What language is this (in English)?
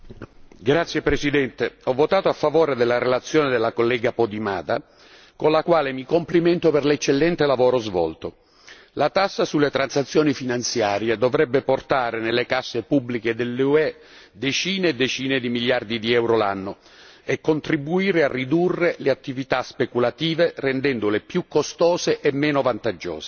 Italian